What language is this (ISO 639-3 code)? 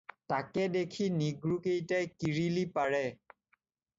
asm